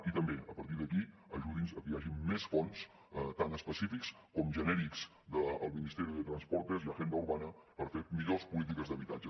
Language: Catalan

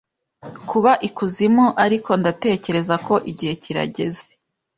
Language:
Kinyarwanda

